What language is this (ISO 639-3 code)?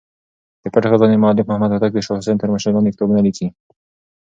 pus